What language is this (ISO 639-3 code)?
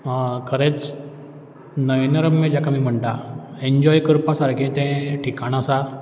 kok